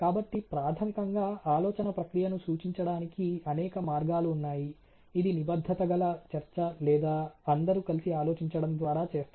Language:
Telugu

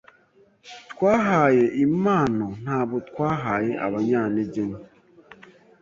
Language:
Kinyarwanda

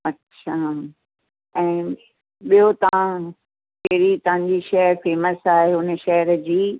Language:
Sindhi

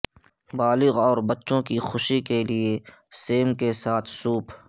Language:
Urdu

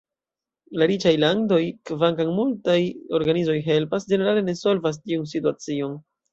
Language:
Esperanto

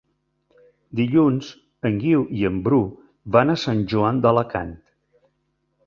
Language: Catalan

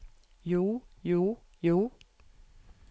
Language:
Norwegian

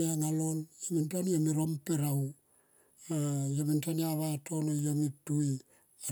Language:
Tomoip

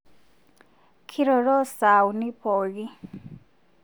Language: Masai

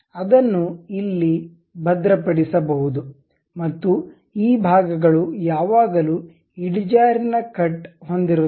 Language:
Kannada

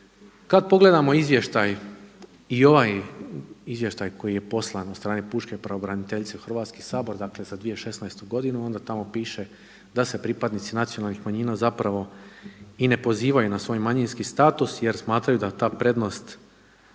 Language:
Croatian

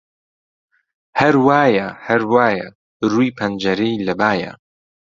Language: Central Kurdish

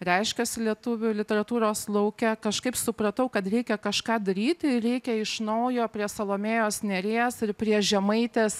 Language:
Lithuanian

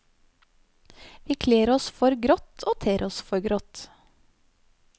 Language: Norwegian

